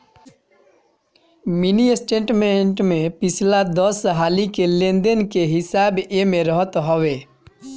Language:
Bhojpuri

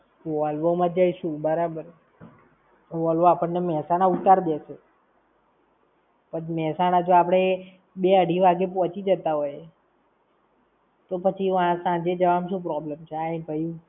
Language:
Gujarati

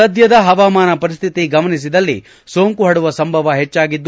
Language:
Kannada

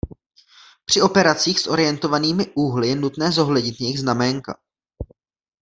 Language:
Czech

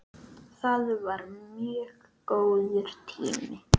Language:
Icelandic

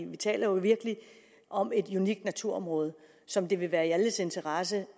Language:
Danish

